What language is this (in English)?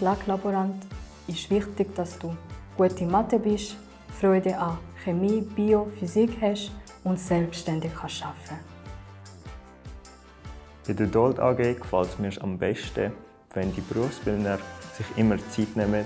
German